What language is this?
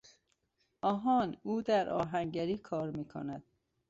Persian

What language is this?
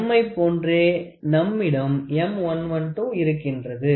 Tamil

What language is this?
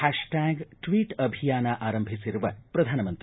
Kannada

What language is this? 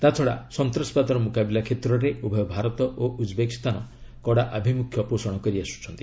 Odia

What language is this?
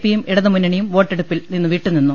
Malayalam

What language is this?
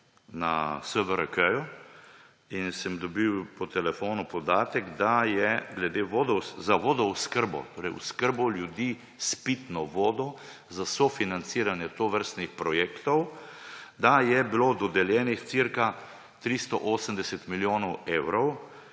Slovenian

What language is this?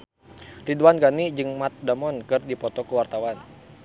Sundanese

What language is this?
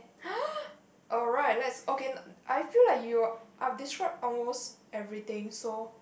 English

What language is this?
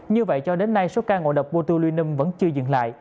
Vietnamese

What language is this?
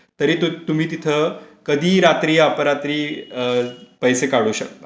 Marathi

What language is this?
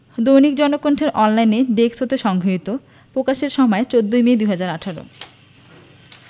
Bangla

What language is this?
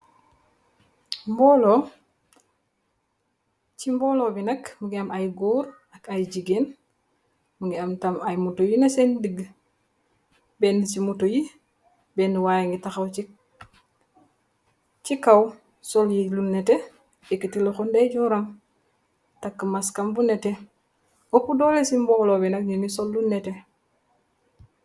Wolof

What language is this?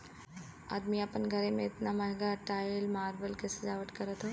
Bhojpuri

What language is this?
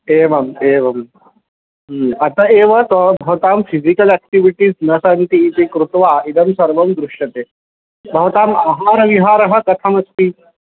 Sanskrit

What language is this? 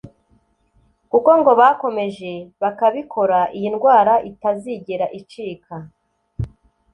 Kinyarwanda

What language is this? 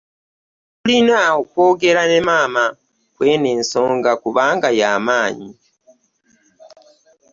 Ganda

